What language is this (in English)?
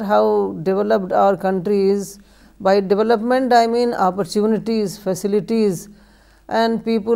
Urdu